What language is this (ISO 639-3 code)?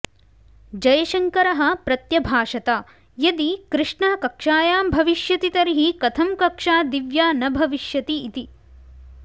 san